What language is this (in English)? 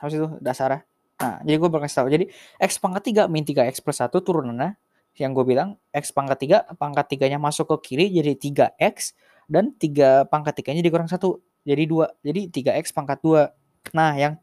Indonesian